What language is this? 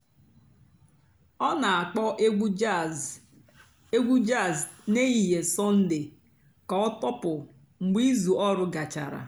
Igbo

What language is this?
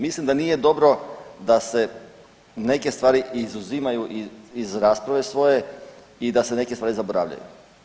Croatian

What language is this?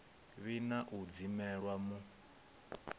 Venda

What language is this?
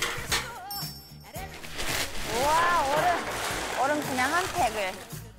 Korean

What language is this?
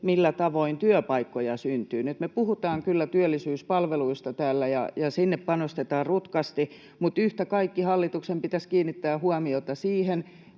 Finnish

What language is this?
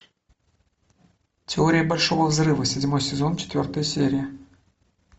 Russian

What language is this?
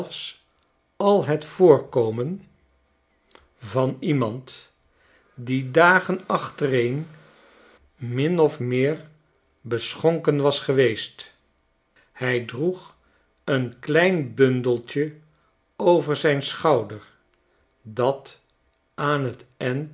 Dutch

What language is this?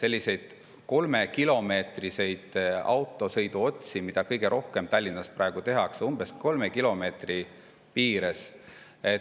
Estonian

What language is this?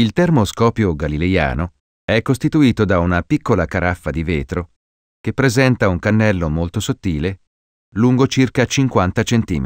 Italian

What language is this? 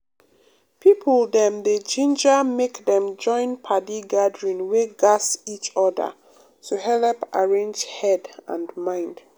Nigerian Pidgin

